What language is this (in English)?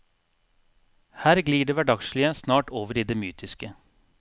Norwegian